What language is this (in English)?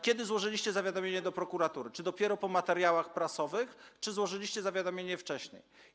Polish